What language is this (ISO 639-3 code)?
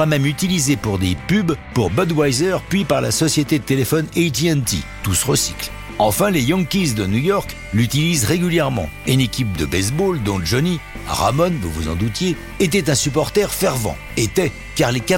fra